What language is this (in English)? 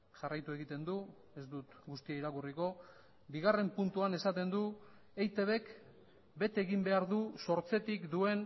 Basque